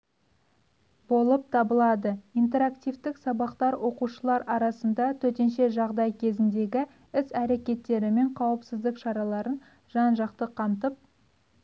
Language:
Kazakh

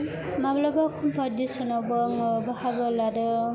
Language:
Bodo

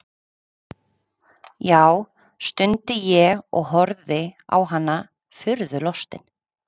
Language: Icelandic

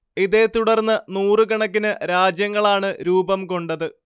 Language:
Malayalam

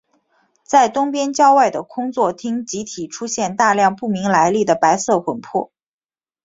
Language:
Chinese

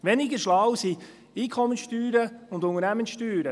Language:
Swiss German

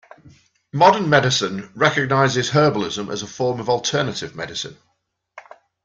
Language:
English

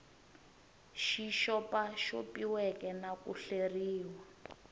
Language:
Tsonga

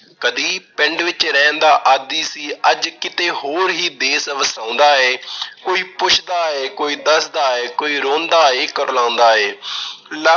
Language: Punjabi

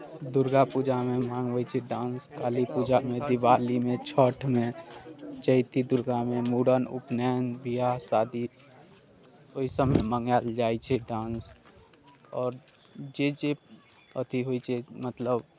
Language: Maithili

